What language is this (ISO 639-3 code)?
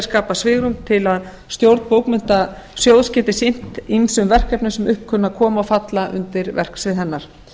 isl